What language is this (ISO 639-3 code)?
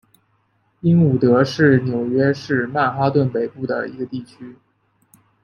zho